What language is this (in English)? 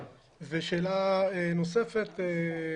Hebrew